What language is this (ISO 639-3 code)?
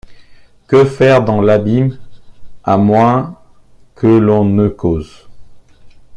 fra